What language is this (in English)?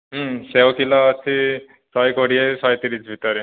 Odia